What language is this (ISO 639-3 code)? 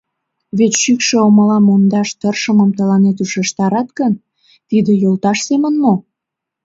chm